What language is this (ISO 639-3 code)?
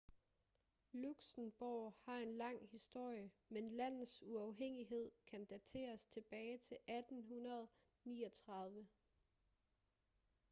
dan